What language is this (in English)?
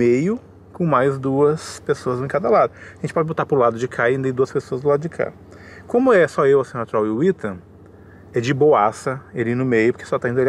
Portuguese